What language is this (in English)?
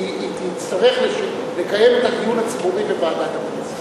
Hebrew